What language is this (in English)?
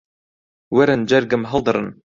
Central Kurdish